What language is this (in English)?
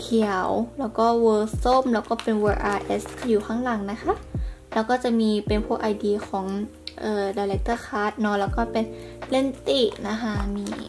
Thai